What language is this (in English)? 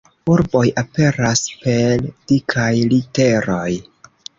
Esperanto